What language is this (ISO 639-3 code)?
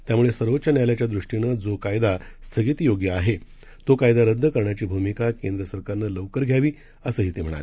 mar